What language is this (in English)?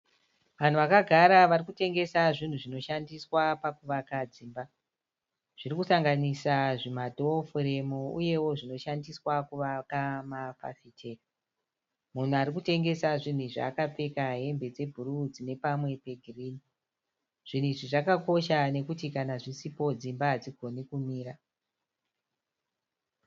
Shona